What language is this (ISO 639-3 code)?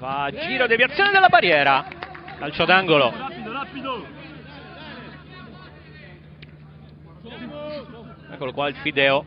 ita